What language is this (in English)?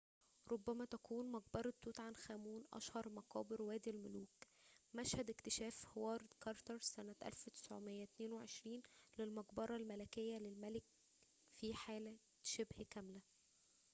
Arabic